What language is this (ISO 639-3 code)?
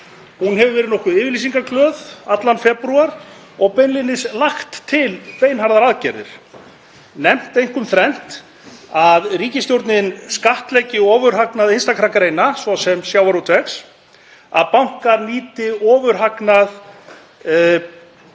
isl